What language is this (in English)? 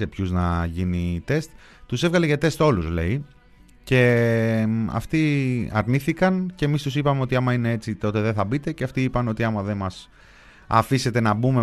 Greek